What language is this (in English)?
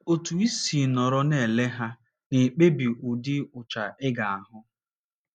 Igbo